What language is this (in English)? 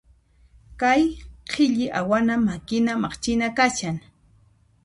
Puno Quechua